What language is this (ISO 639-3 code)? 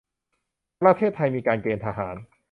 tha